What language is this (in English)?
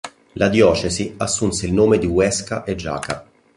Italian